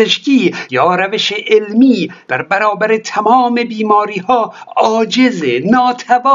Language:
Persian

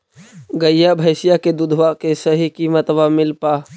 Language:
Magahi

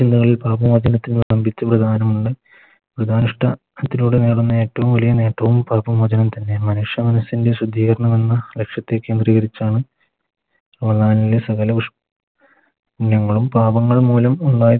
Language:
Malayalam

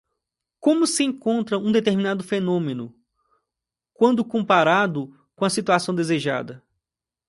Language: Portuguese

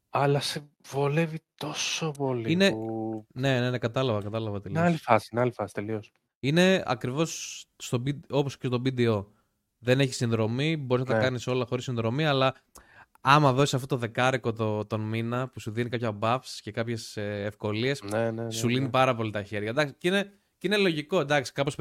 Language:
Greek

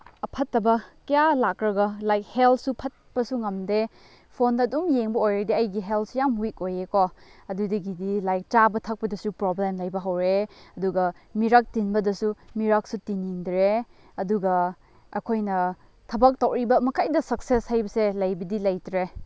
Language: Manipuri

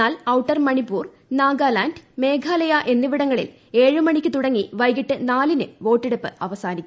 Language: Malayalam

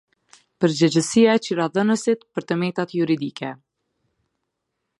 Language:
Albanian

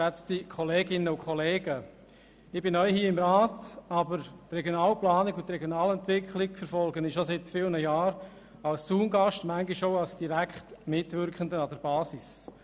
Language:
Swiss German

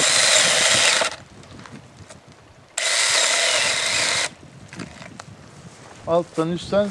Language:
Turkish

